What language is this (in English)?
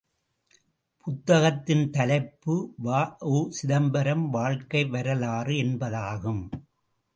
Tamil